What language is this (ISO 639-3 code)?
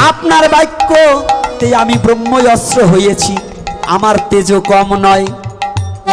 ben